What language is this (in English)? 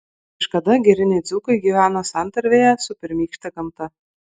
Lithuanian